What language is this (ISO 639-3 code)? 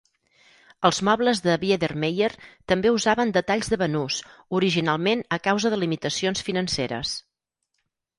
cat